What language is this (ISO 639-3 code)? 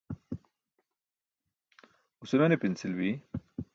bsk